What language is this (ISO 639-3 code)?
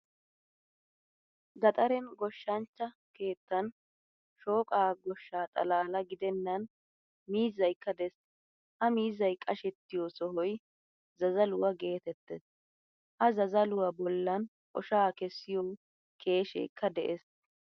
wal